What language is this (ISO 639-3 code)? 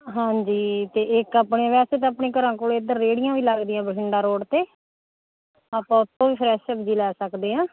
pan